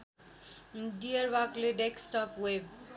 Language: Nepali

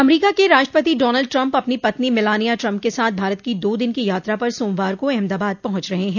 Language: Hindi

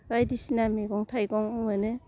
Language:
Bodo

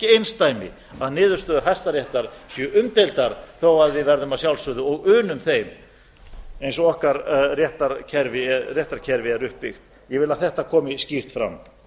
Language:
Icelandic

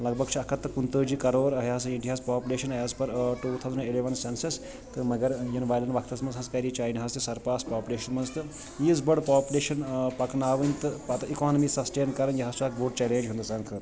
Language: Kashmiri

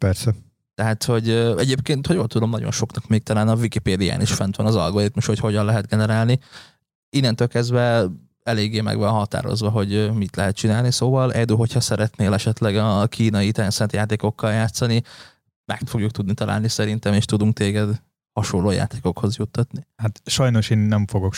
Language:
Hungarian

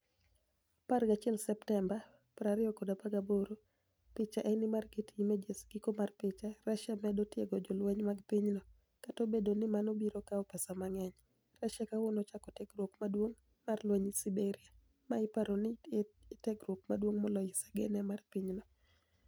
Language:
Luo (Kenya and Tanzania)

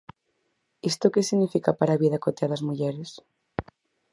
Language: Galician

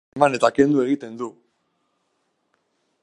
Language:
Basque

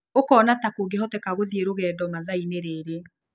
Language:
Kikuyu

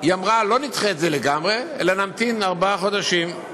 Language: Hebrew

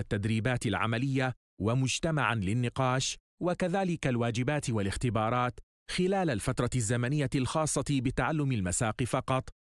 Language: Arabic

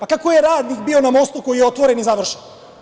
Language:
Serbian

